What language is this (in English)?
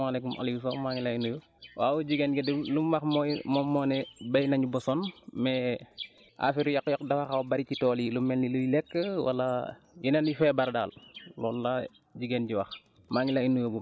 Wolof